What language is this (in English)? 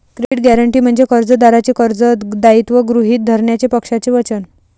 Marathi